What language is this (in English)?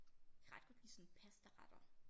Danish